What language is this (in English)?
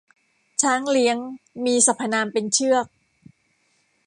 Thai